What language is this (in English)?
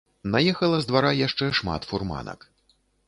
Belarusian